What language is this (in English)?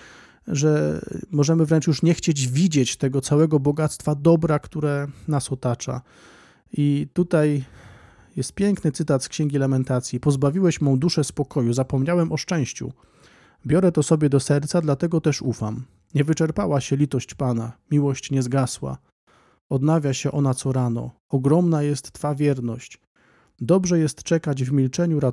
Polish